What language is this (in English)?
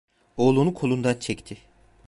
Turkish